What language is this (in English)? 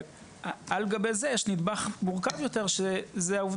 Hebrew